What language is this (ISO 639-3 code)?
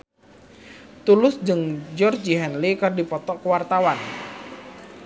sun